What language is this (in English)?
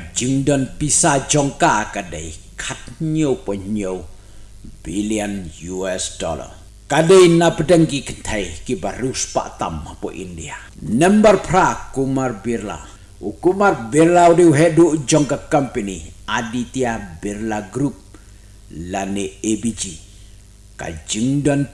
Indonesian